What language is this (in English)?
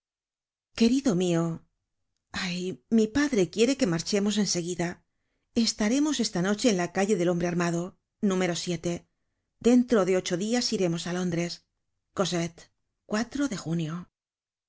Spanish